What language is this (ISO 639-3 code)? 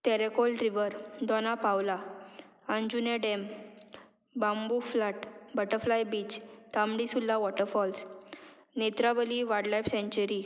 kok